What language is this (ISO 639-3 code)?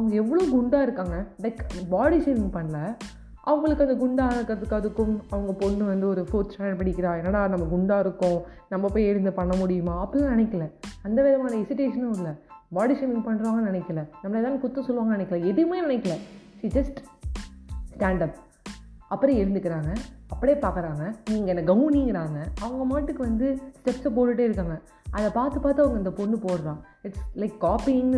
tam